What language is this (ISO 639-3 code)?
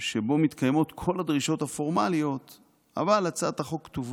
heb